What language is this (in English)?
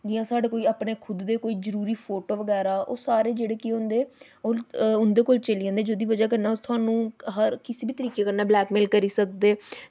Dogri